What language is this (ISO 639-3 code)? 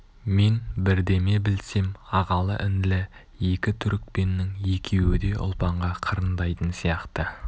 kaz